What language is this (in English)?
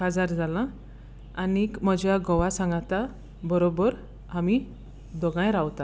Konkani